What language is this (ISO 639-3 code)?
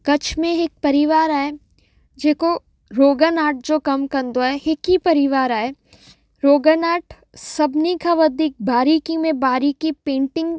snd